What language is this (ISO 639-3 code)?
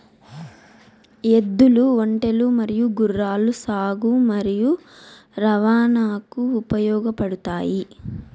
tel